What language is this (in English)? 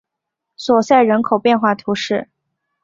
Chinese